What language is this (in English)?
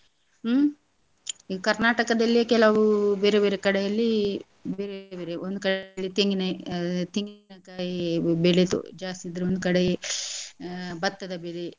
Kannada